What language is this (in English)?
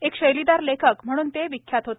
Marathi